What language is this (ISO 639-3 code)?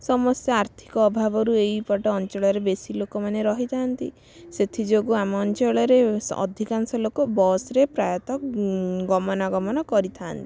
ori